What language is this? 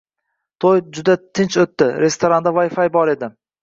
Uzbek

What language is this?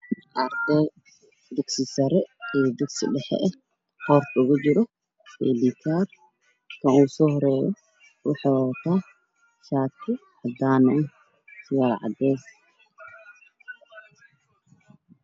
Somali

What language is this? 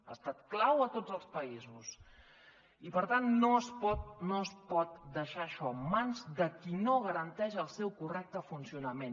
Catalan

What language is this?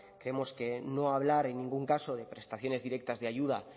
Spanish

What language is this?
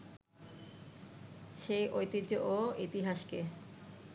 Bangla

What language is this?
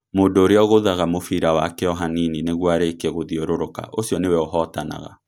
Kikuyu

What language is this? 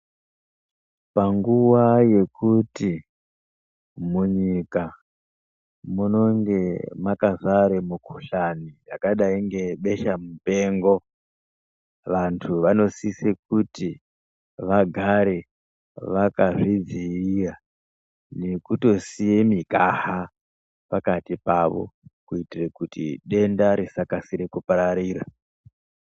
Ndau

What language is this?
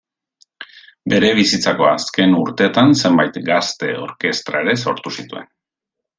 Basque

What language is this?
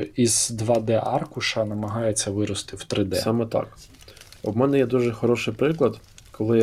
Ukrainian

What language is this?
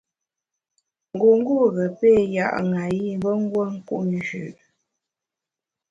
Bamun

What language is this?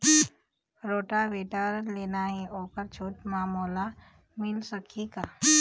Chhattisgarhi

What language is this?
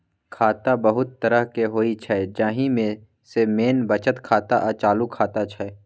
Maithili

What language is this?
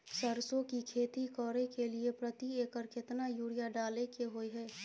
Maithili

